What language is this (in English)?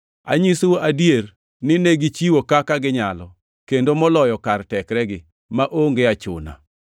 Luo (Kenya and Tanzania)